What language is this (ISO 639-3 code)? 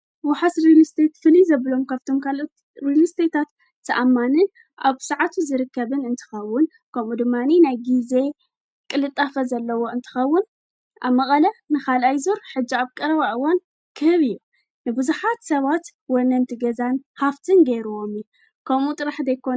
tir